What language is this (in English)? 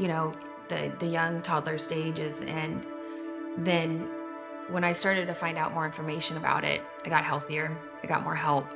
English